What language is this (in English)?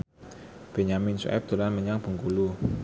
Javanese